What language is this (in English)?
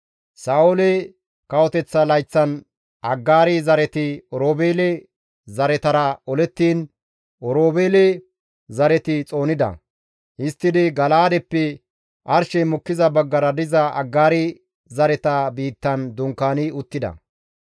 Gamo